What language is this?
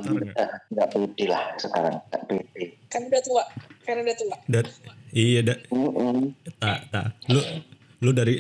Indonesian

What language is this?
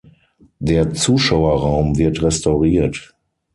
German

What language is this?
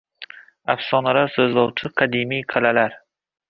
Uzbek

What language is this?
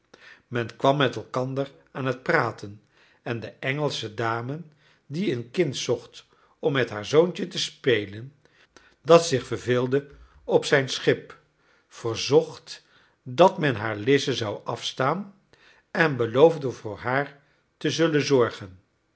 Dutch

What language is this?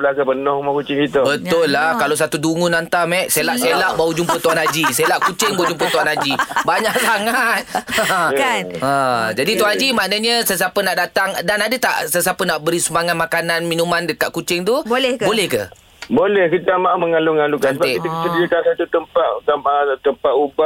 Malay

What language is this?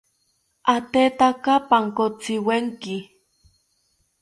South Ucayali Ashéninka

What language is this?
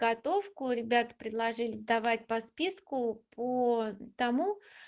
Russian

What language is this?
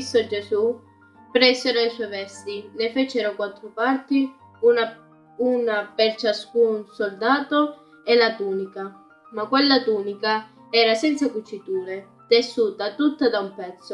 Italian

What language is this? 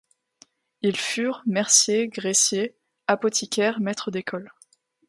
French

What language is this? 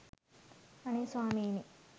Sinhala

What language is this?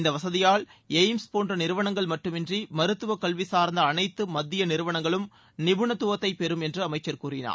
Tamil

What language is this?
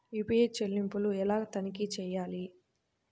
Telugu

